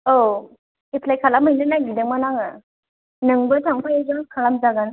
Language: Bodo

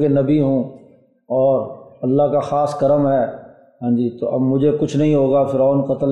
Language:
Urdu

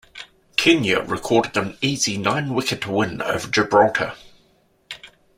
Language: English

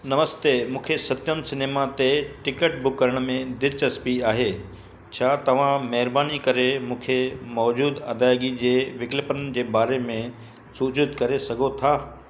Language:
Sindhi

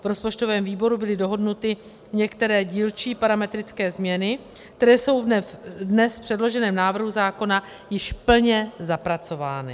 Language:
Czech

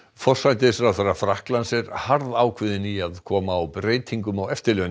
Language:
Icelandic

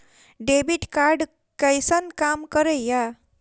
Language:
Maithili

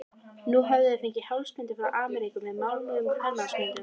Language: Icelandic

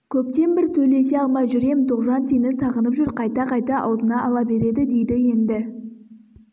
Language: Kazakh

